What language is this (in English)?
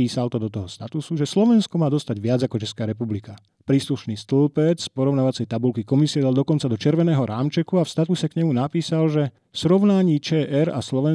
Slovak